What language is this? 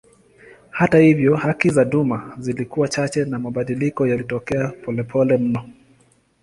Swahili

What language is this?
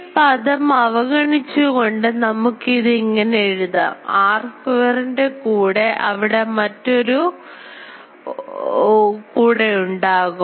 Malayalam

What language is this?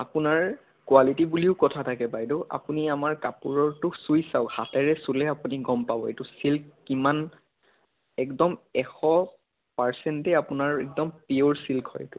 Assamese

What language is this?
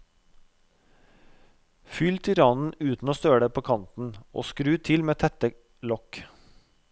Norwegian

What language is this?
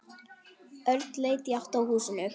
Icelandic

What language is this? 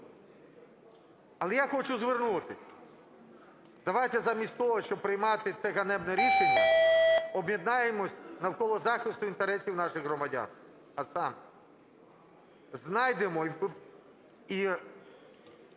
Ukrainian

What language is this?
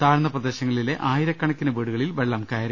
Malayalam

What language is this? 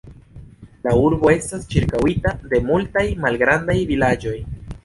Esperanto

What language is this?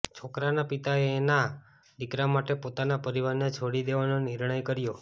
Gujarati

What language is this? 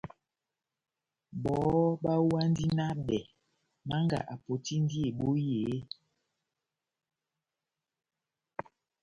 Batanga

